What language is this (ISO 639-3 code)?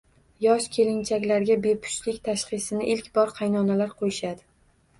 uzb